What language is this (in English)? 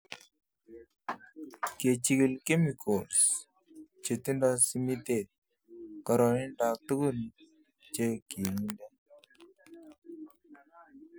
Kalenjin